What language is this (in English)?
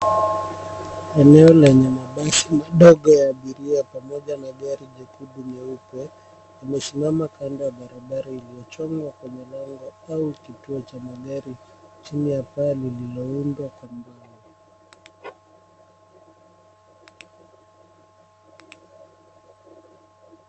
Swahili